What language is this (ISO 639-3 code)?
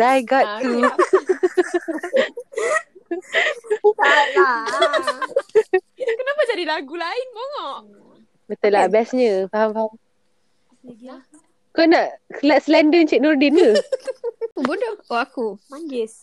msa